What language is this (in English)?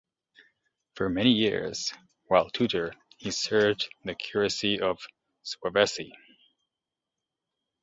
English